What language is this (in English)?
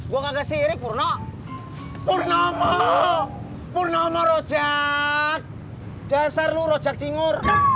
Indonesian